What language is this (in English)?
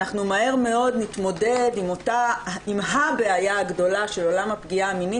Hebrew